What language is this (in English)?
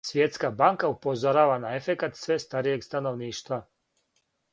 Serbian